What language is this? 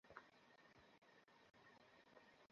Bangla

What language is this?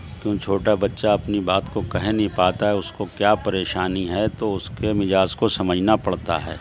Urdu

